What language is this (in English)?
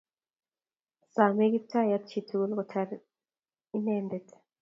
Kalenjin